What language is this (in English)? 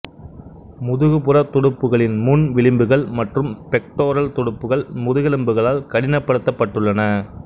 Tamil